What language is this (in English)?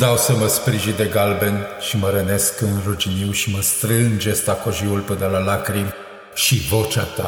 Romanian